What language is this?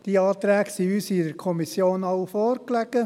Swiss German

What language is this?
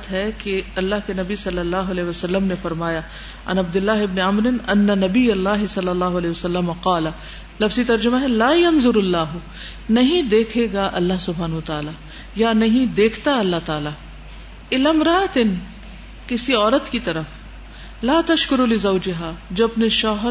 Urdu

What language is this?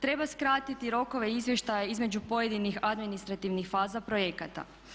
Croatian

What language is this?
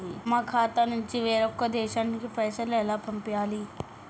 Telugu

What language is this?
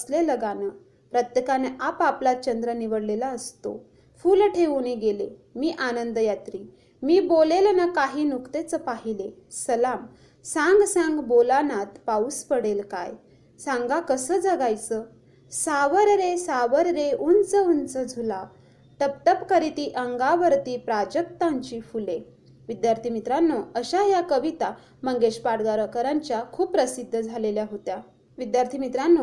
Marathi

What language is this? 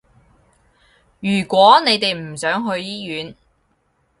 Cantonese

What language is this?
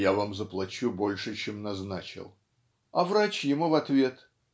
Russian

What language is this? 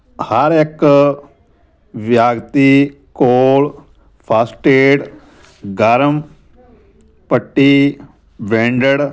Punjabi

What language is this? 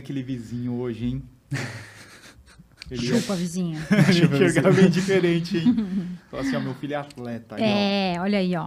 Portuguese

